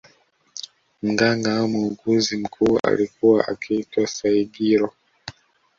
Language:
Swahili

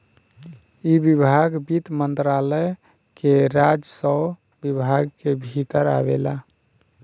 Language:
Bhojpuri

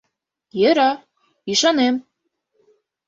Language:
Mari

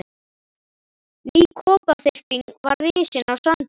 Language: Icelandic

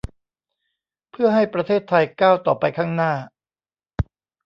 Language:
Thai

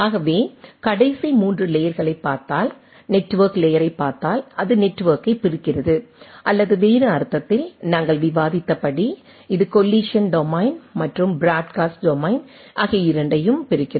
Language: Tamil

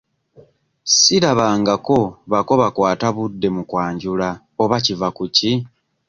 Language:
Ganda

